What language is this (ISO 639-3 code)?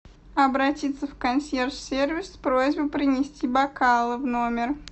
rus